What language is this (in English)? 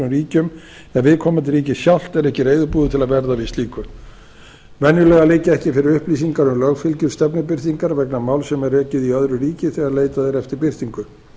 Icelandic